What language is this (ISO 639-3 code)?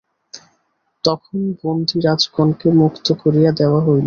ben